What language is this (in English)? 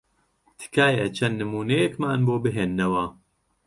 Central Kurdish